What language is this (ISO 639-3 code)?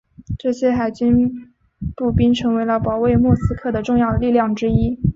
zho